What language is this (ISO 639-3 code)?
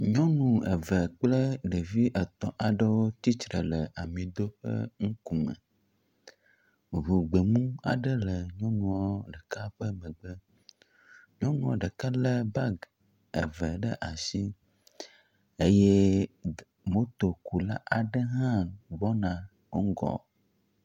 ewe